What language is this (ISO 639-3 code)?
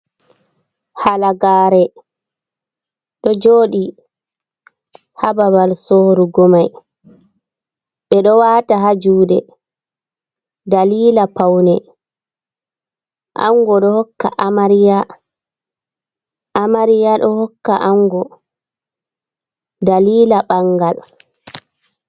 ful